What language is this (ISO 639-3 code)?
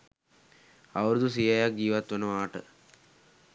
sin